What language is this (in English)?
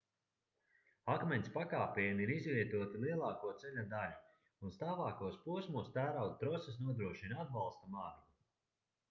Latvian